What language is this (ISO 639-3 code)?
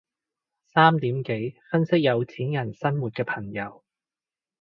yue